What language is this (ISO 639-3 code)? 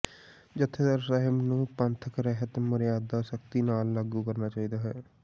pan